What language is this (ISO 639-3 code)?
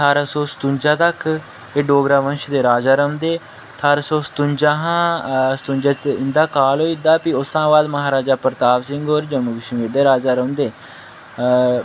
doi